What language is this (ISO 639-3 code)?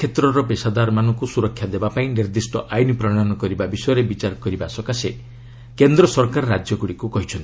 ori